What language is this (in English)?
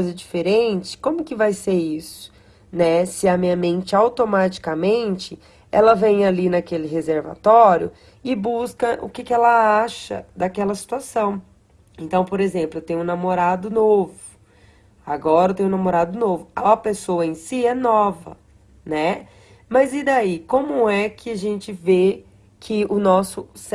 Portuguese